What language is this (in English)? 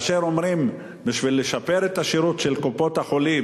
Hebrew